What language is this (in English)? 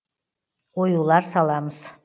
Kazakh